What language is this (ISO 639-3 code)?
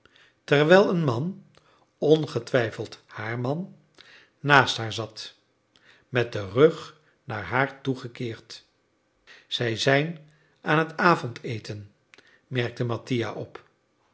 nld